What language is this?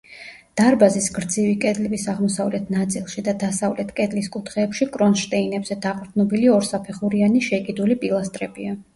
Georgian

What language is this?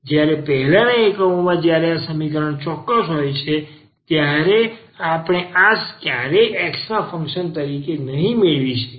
Gujarati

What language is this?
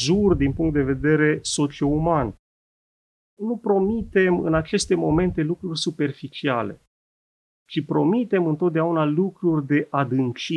Romanian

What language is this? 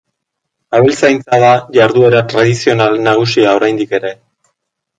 Basque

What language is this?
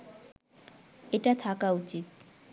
Bangla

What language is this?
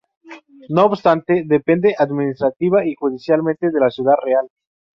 Spanish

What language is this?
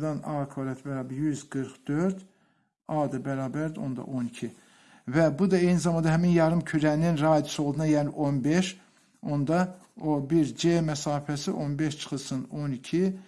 Turkish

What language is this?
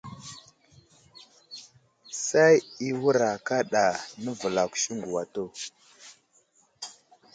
Wuzlam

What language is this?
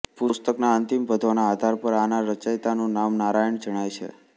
Gujarati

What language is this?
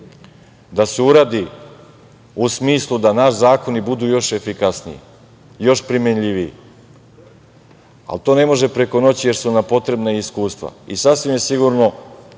Serbian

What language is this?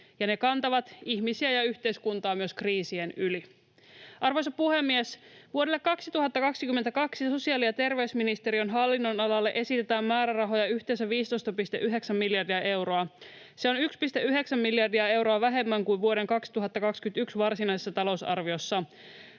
Finnish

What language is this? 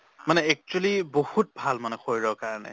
Assamese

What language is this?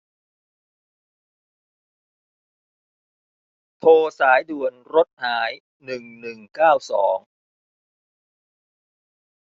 Thai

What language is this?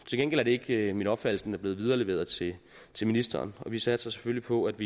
Danish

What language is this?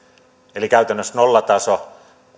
Finnish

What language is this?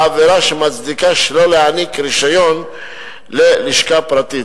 Hebrew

